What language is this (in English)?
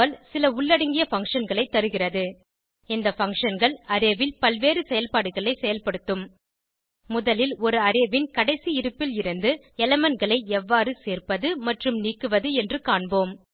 Tamil